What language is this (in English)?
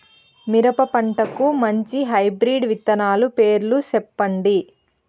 Telugu